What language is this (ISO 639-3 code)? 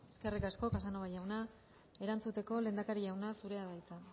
eus